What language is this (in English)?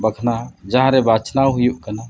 Santali